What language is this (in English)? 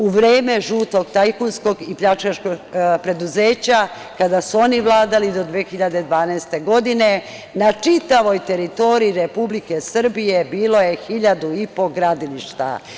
Serbian